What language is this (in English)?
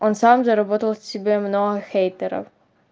Russian